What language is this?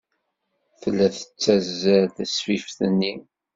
Kabyle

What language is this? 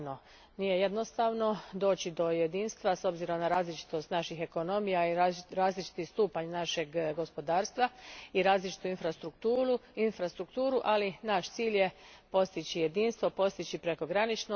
Croatian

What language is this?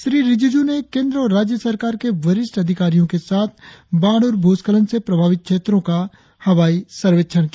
Hindi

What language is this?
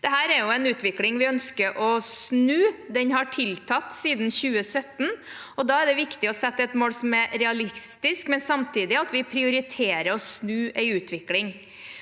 Norwegian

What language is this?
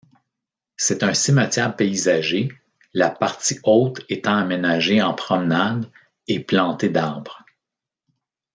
French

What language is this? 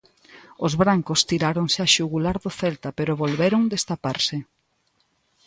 Galician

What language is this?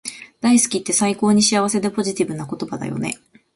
Japanese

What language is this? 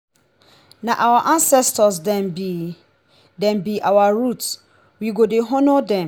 Nigerian Pidgin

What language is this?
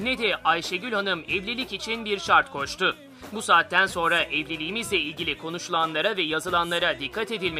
Turkish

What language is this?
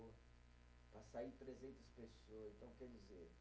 Portuguese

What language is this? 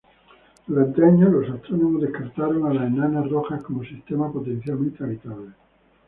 Spanish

